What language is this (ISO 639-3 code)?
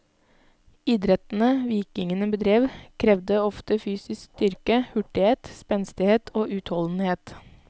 nor